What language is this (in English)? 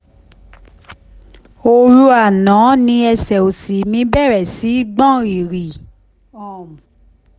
Yoruba